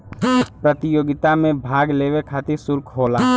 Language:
Bhojpuri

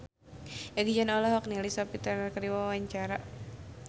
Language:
Sundanese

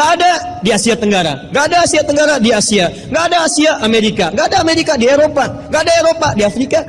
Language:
Indonesian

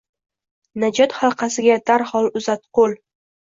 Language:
Uzbek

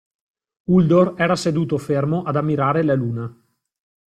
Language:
Italian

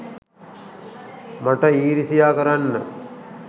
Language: Sinhala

